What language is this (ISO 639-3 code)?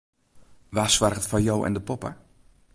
fry